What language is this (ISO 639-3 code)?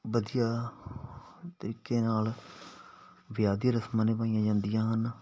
pan